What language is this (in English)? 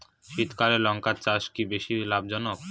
Bangla